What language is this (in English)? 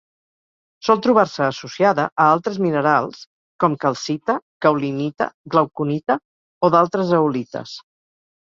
Catalan